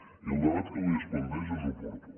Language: Catalan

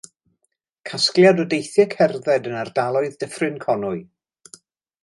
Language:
Welsh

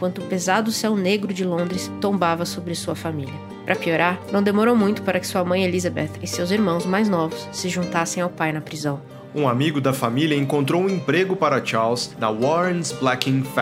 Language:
Portuguese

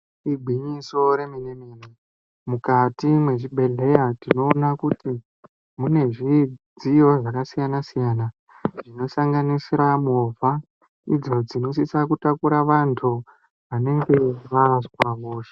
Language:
Ndau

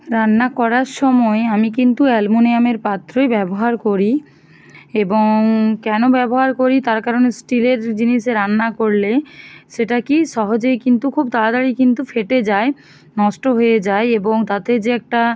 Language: Bangla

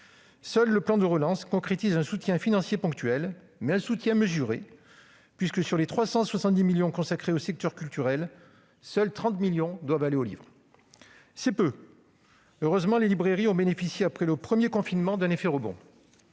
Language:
French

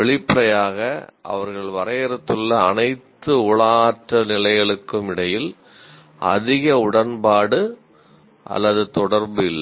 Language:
Tamil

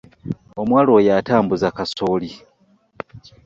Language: Ganda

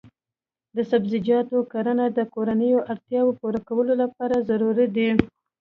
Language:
Pashto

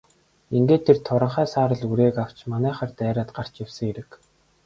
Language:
Mongolian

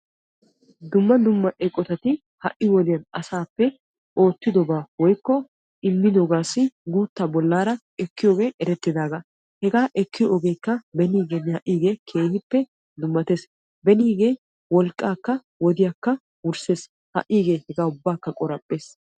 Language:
Wolaytta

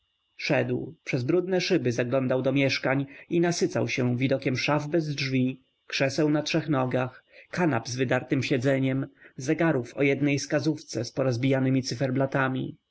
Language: Polish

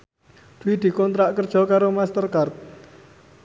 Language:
Javanese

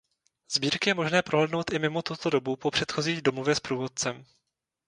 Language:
Czech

